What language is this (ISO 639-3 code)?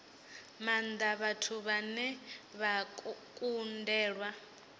ven